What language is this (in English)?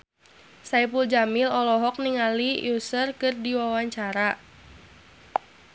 Sundanese